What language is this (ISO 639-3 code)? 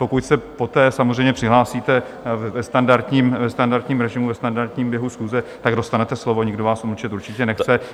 ces